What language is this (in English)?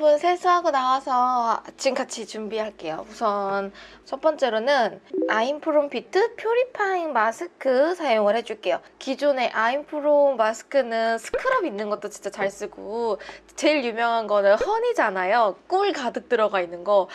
Korean